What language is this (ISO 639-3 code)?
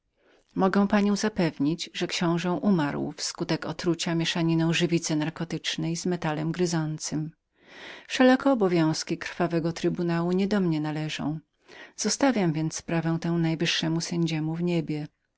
pol